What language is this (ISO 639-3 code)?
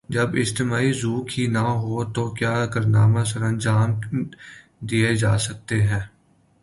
urd